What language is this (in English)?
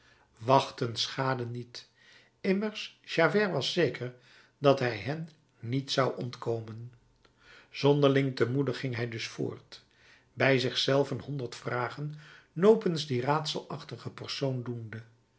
Dutch